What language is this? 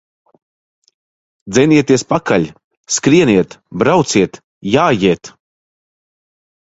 Latvian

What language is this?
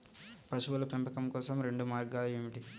Telugu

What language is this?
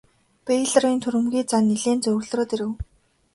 Mongolian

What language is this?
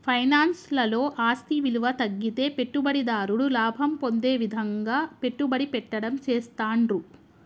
Telugu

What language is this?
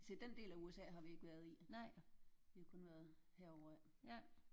Danish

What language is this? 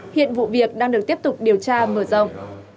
Vietnamese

